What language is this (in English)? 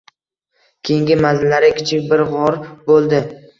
Uzbek